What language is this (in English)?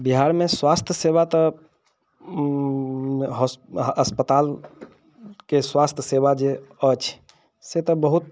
Maithili